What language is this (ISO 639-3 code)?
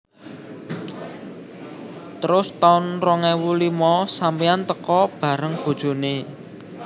jav